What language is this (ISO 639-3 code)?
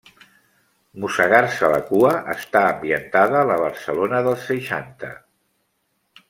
cat